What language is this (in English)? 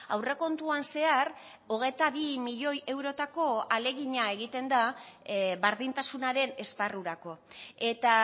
Basque